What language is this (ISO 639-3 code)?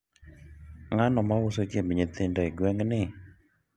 luo